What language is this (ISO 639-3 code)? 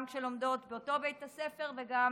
heb